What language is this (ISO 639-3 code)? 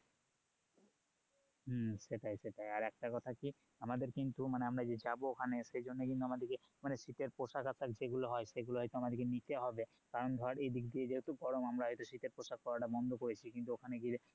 ben